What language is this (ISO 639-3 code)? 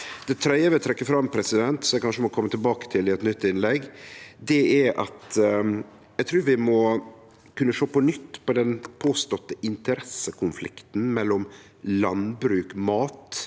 nor